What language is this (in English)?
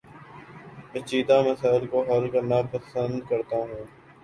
Urdu